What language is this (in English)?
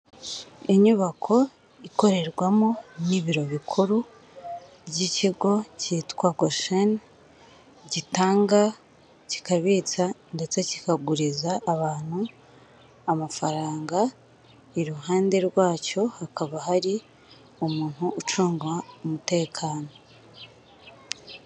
Kinyarwanda